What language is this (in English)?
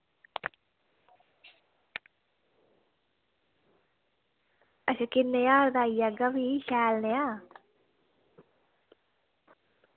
Dogri